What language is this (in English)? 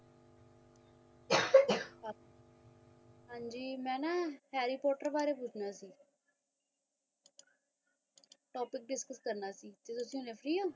Punjabi